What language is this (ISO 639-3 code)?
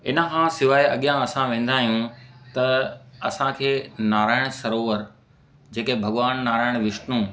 snd